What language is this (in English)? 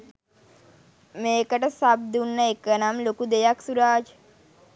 Sinhala